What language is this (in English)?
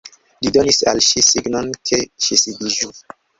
Esperanto